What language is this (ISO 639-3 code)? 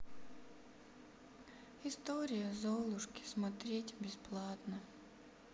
rus